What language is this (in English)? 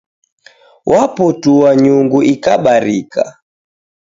Taita